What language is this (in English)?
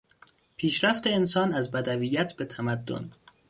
Persian